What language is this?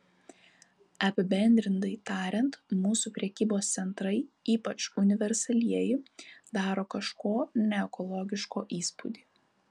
Lithuanian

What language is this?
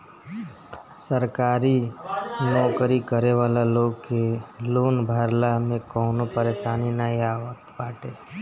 Bhojpuri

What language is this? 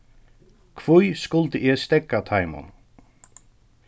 Faroese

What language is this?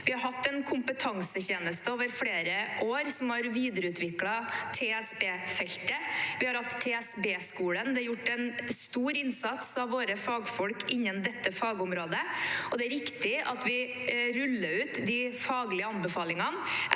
Norwegian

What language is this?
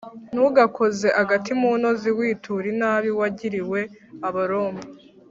Kinyarwanda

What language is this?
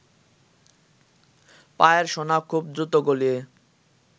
Bangla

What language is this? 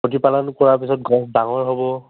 Assamese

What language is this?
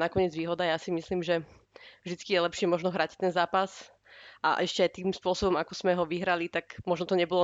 Slovak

